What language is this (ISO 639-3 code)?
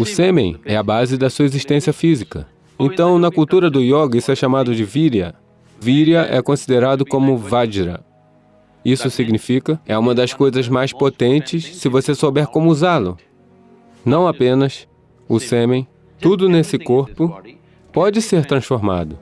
por